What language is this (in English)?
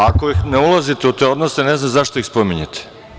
Serbian